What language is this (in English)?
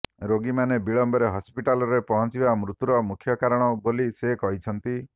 Odia